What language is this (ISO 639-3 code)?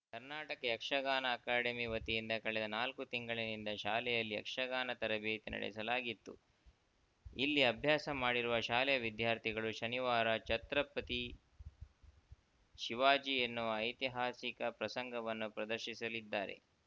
kan